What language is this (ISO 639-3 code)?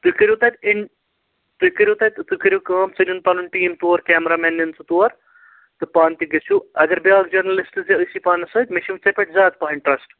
kas